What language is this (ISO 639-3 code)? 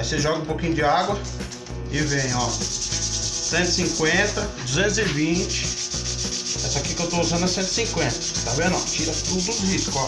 por